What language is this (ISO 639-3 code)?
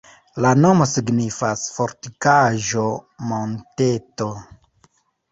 epo